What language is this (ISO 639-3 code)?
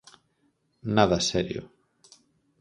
glg